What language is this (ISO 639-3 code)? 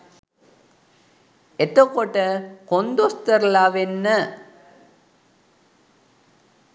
sin